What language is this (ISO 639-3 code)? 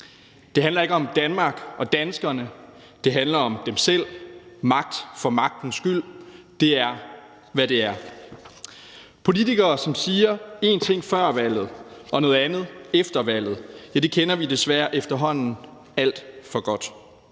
dan